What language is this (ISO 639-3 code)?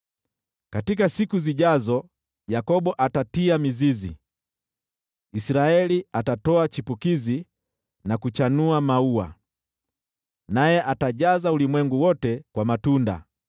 swa